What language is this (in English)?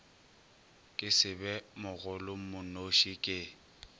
Northern Sotho